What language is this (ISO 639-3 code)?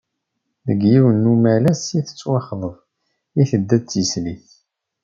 kab